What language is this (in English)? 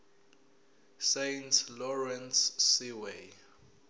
Zulu